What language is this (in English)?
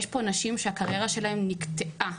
Hebrew